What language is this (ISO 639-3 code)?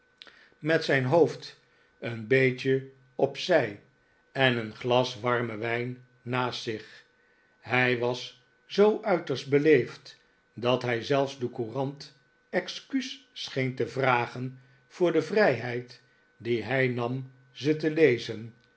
nld